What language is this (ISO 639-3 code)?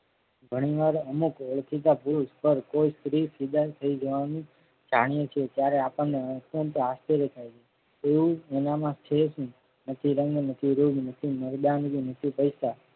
guj